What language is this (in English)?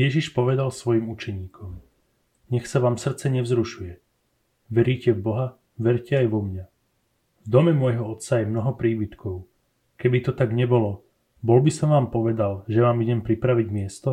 Slovak